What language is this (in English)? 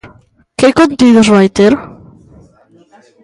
Galician